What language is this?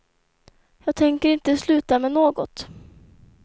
Swedish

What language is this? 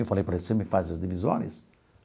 Portuguese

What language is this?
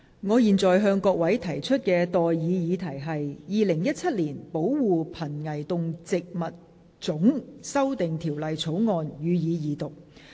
Cantonese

